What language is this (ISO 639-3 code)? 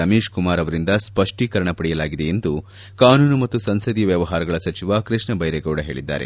kan